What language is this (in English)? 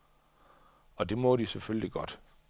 Danish